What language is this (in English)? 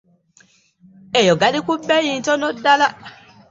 Ganda